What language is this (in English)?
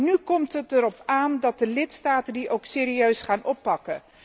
Dutch